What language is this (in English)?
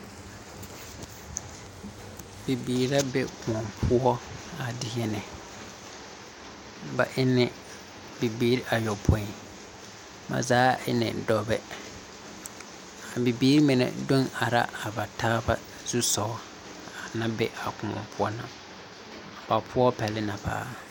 Southern Dagaare